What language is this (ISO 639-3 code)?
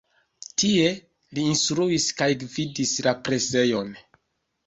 epo